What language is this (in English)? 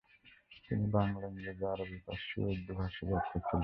Bangla